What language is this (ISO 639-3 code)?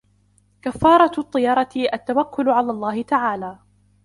ara